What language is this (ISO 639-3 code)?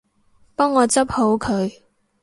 yue